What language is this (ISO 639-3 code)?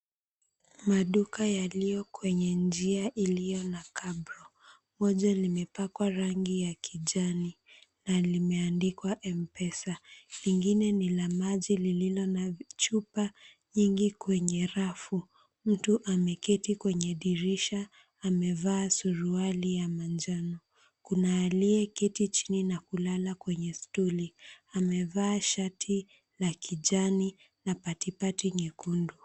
swa